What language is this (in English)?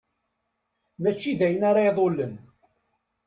Kabyle